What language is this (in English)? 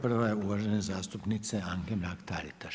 Croatian